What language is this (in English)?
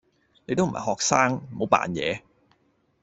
Cantonese